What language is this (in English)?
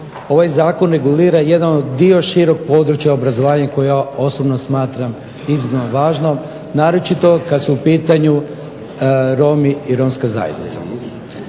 Croatian